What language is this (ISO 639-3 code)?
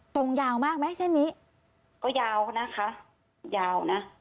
tha